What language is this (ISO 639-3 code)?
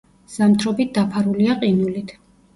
kat